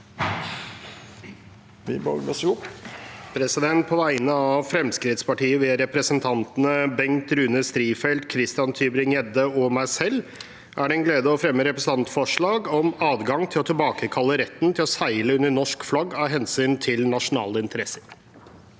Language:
Norwegian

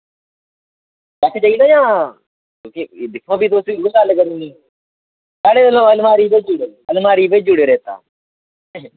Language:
Dogri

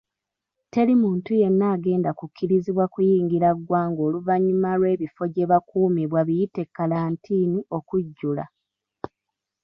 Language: Ganda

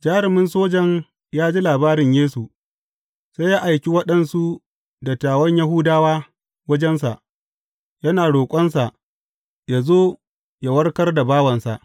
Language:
Hausa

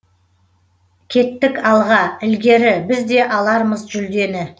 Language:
Kazakh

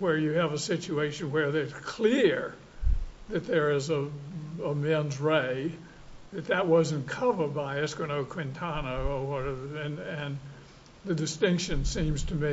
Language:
English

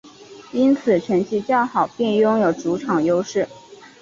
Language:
Chinese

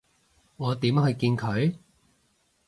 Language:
Cantonese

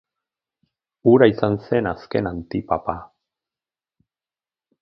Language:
Basque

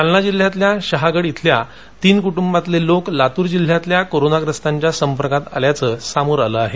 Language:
Marathi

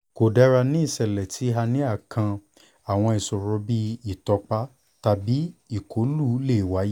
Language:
Yoruba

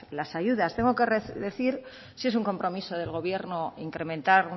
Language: Spanish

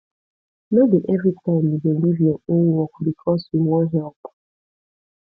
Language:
Nigerian Pidgin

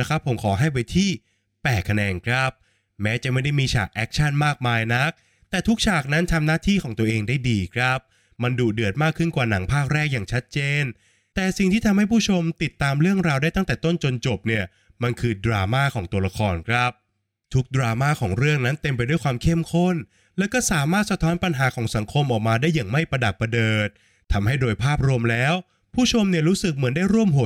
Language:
Thai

